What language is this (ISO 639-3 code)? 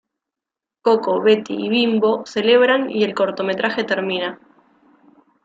spa